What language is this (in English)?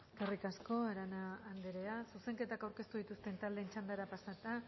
Basque